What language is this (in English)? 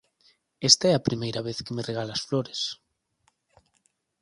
Galician